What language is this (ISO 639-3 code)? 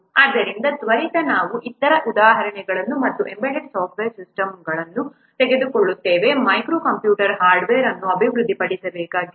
kan